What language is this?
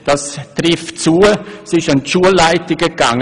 Swiss German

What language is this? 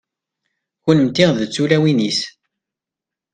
Kabyle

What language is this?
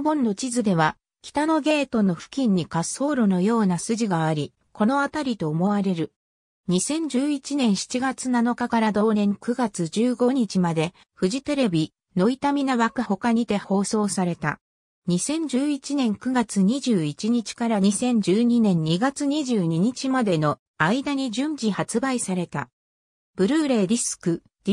Japanese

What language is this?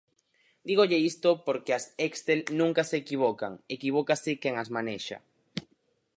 Galician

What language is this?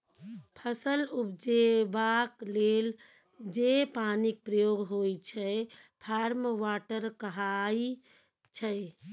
Maithili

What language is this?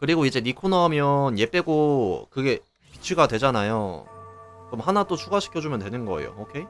Korean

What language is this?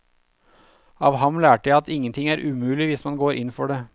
Norwegian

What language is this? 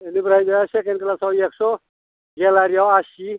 Bodo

